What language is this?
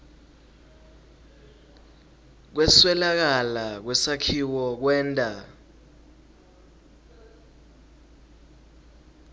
Swati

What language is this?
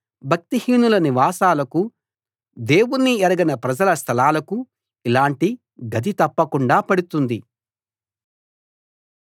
Telugu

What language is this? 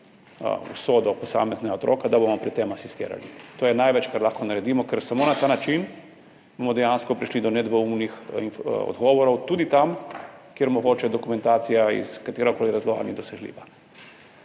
Slovenian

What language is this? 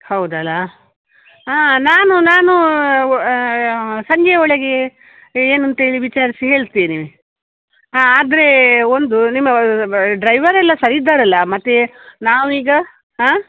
Kannada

